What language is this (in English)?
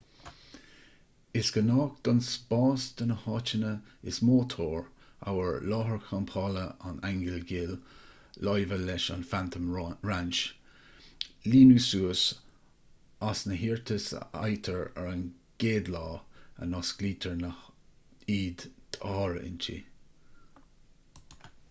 Irish